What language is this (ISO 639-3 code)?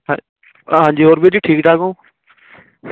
pan